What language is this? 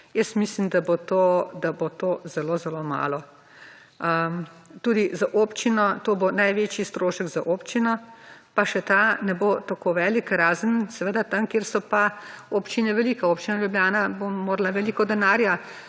Slovenian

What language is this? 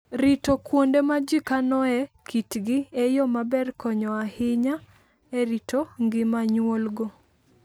Luo (Kenya and Tanzania)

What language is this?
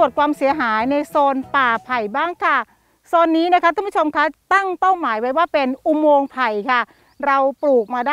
Thai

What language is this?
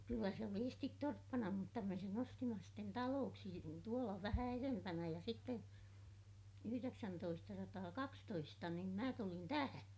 Finnish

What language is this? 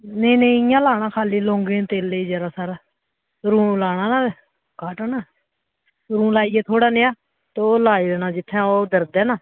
Dogri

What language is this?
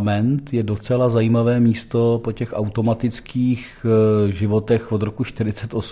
Czech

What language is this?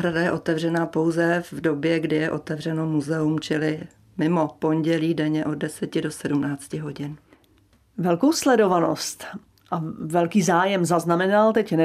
Czech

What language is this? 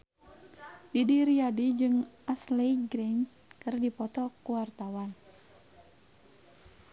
Sundanese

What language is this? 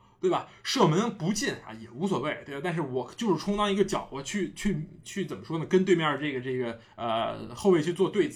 Chinese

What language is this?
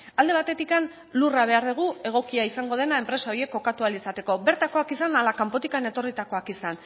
Basque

